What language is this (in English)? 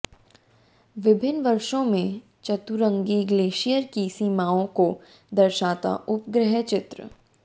Hindi